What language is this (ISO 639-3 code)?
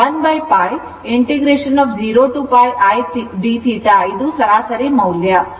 kan